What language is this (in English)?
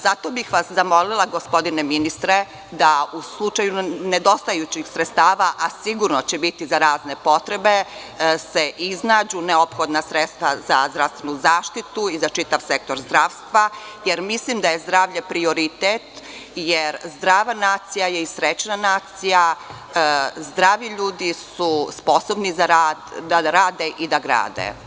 Serbian